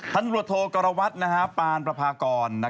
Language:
Thai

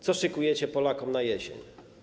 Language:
Polish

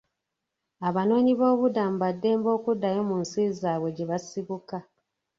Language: Ganda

